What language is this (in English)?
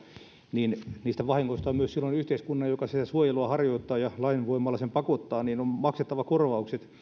Finnish